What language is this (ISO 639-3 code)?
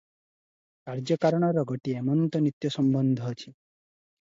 ori